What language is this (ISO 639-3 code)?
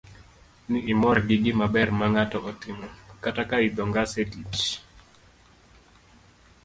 luo